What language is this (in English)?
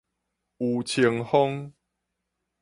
Min Nan Chinese